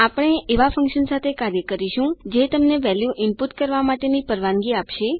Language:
Gujarati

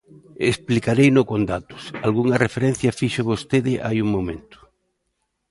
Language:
Galician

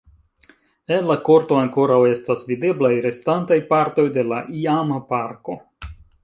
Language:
Esperanto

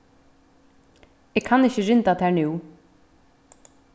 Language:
Faroese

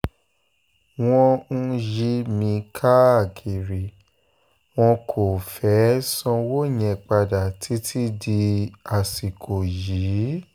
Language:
Yoruba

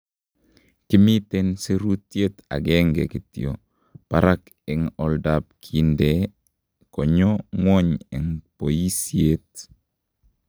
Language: Kalenjin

